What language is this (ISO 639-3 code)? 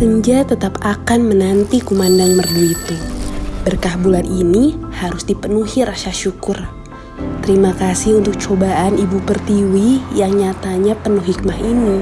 ind